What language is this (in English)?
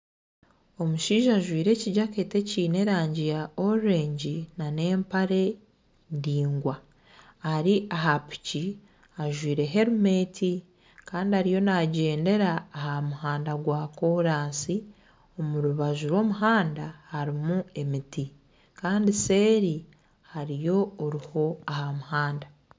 Nyankole